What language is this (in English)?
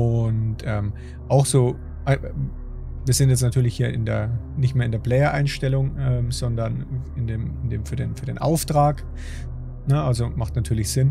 German